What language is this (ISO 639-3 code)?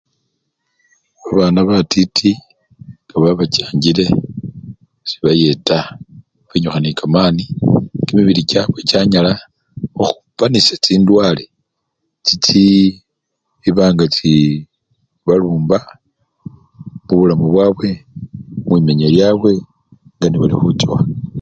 luy